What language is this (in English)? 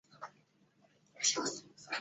Chinese